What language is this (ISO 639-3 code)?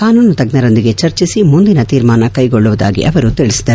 kan